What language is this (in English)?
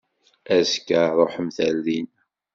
Kabyle